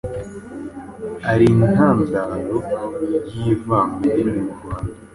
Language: Kinyarwanda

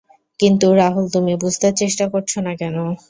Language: Bangla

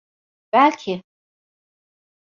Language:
Turkish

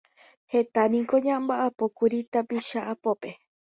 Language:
Guarani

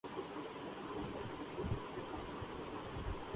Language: Urdu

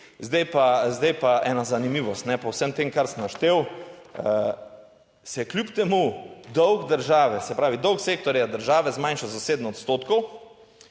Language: Slovenian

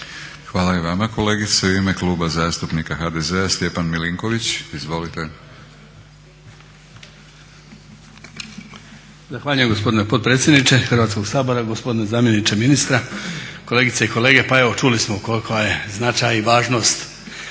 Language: Croatian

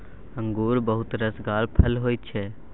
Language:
Maithili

